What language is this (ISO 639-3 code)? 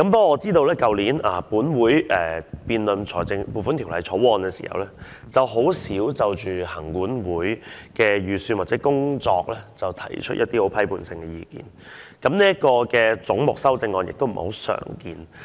yue